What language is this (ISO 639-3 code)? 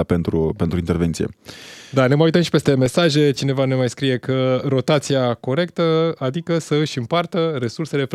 ron